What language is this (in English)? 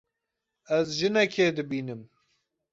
Kurdish